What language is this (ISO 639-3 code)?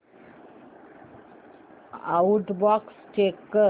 mar